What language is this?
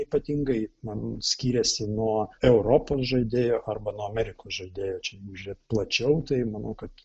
Lithuanian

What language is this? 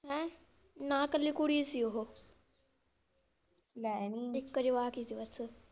Punjabi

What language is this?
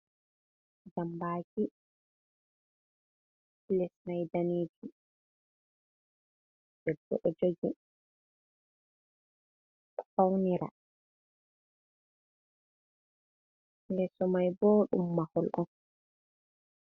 Fula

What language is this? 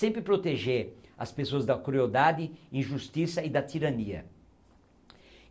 Portuguese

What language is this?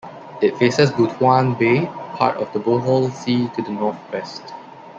English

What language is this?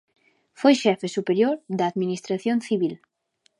Galician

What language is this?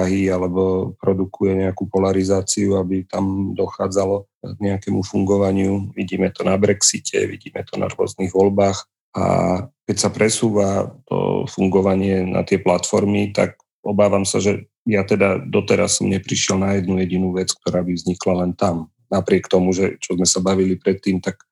Slovak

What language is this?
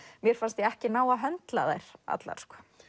Icelandic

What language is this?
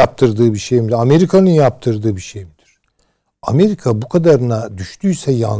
Turkish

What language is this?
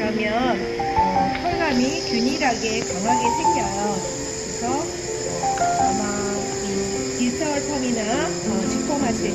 Korean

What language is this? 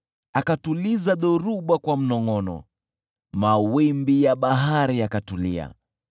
Swahili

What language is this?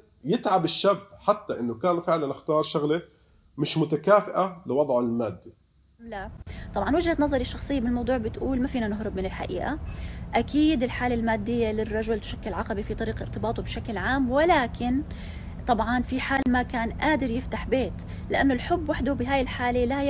Arabic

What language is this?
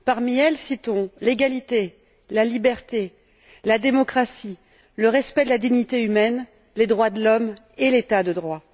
French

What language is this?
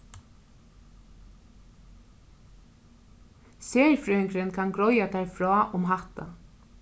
Faroese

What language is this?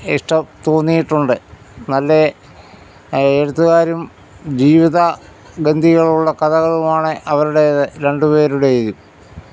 Malayalam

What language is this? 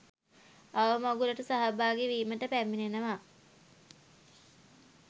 Sinhala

